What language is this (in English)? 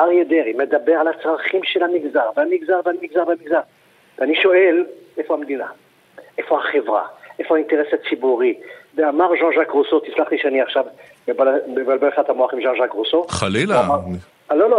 Hebrew